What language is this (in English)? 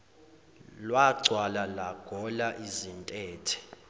Zulu